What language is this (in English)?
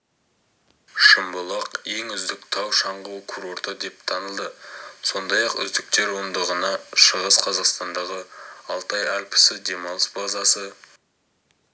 Kazakh